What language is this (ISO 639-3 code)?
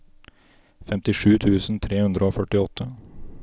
nor